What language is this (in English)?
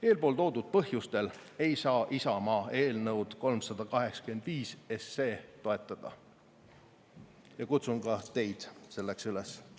Estonian